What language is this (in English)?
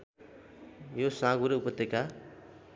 Nepali